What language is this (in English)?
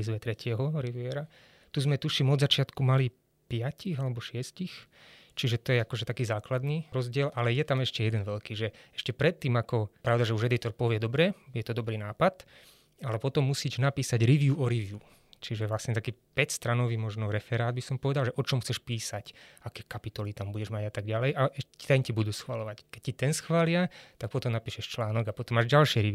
Slovak